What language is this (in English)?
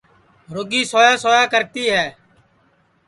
Sansi